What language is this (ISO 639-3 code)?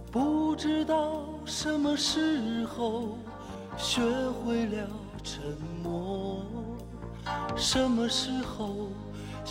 zho